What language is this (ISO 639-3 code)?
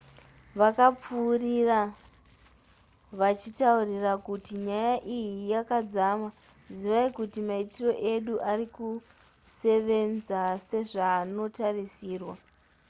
sna